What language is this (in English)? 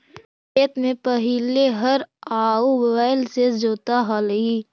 Magahi